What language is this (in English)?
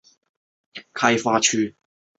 Chinese